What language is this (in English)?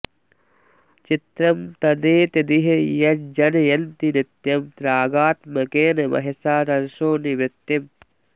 Sanskrit